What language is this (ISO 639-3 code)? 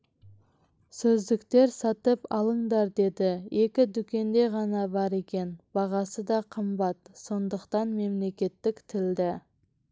kaz